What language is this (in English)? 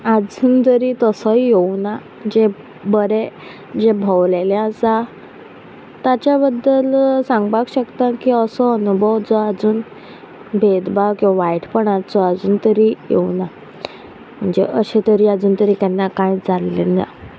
Konkani